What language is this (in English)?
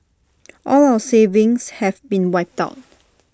English